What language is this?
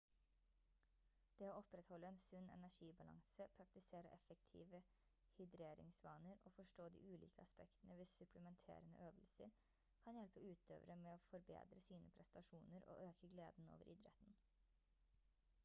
Norwegian Bokmål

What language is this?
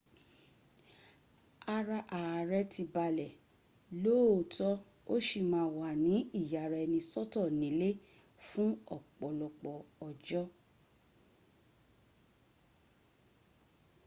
Yoruba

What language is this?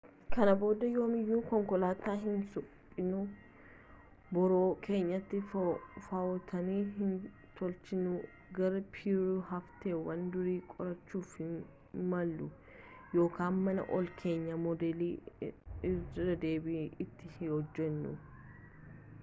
Oromo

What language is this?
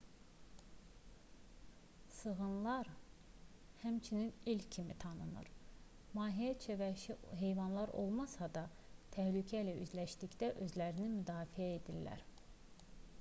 Azerbaijani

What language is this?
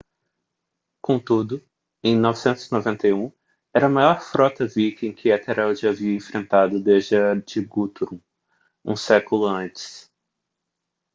Portuguese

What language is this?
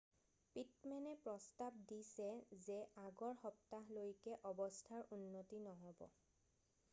Assamese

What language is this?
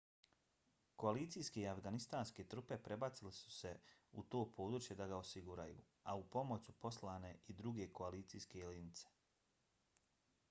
Bosnian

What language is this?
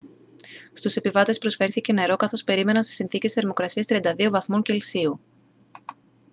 Greek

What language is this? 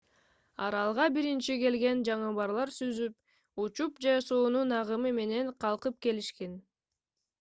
Kyrgyz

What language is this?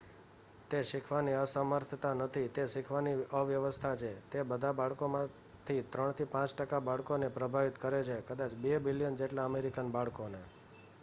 Gujarati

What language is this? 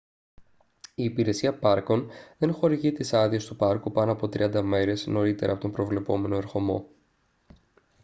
Greek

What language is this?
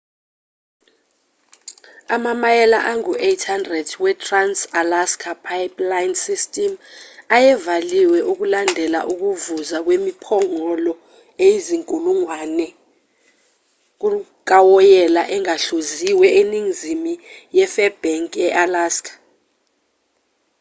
Zulu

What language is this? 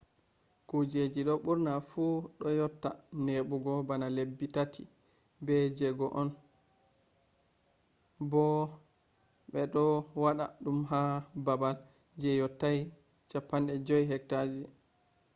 Fula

